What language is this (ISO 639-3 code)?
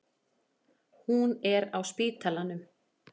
isl